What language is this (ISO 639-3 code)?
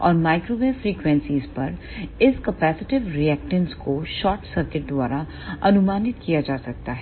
hin